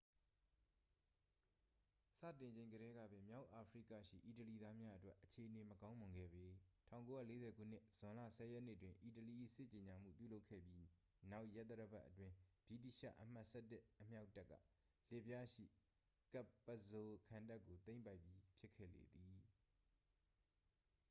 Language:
Burmese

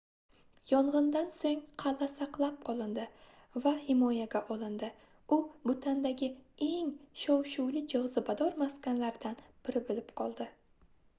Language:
Uzbek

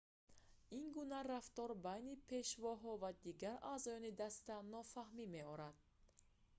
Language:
Tajik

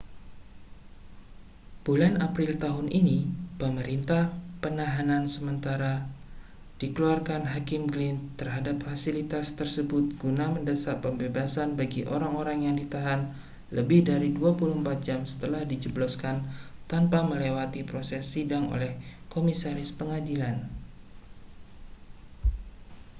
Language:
Indonesian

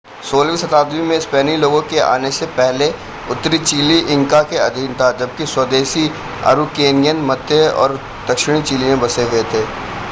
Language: Hindi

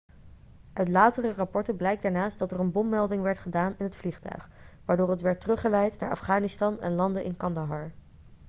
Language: Dutch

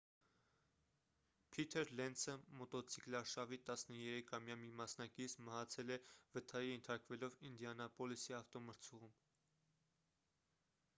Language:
Armenian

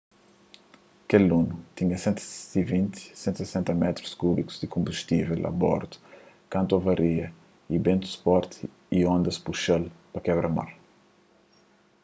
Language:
Kabuverdianu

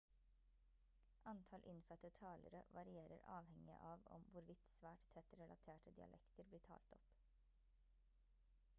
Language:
Norwegian Bokmål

